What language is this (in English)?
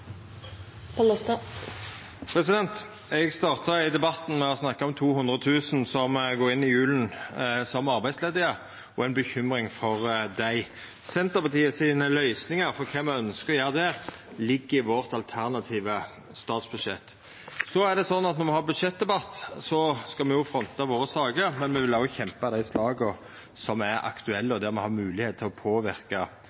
Norwegian Nynorsk